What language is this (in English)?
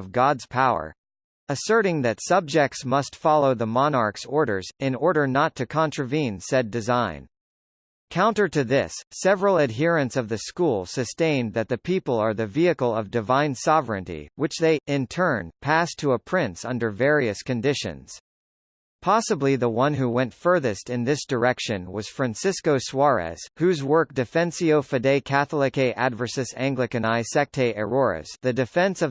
English